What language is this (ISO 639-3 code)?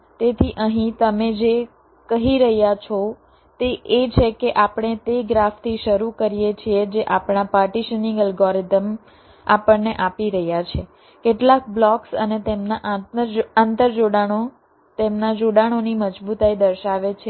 guj